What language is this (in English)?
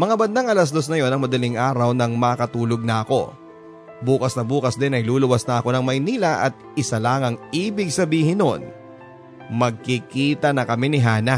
Filipino